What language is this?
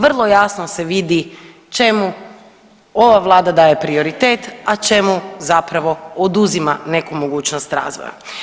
Croatian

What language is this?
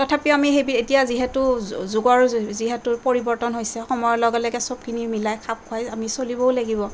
Assamese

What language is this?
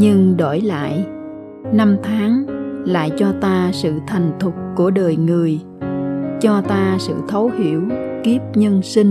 Vietnamese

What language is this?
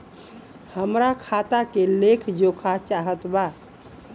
Bhojpuri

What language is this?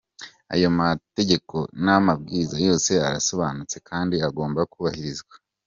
Kinyarwanda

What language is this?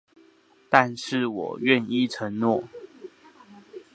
Chinese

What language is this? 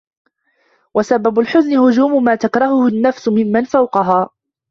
Arabic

